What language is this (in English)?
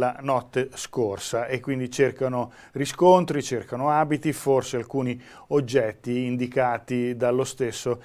Italian